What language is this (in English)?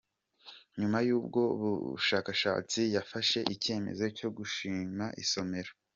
Kinyarwanda